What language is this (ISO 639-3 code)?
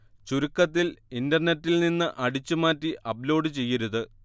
mal